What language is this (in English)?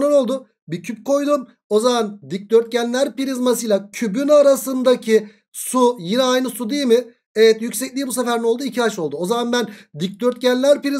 Turkish